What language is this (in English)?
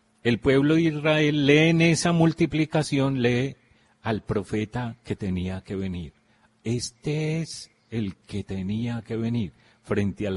Spanish